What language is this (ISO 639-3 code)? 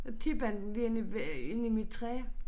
dan